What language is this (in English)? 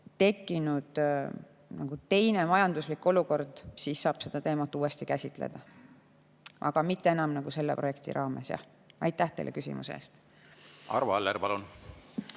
Estonian